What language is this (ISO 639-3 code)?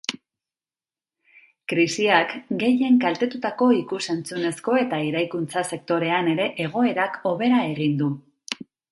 eus